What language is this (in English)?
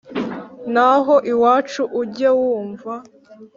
Kinyarwanda